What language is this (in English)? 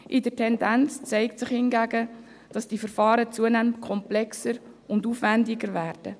Swiss German